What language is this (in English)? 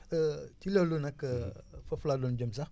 Wolof